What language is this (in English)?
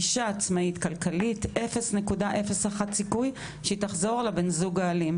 Hebrew